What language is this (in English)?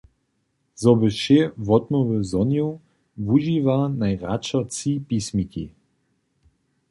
Upper Sorbian